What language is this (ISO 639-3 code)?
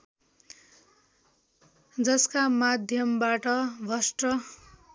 nep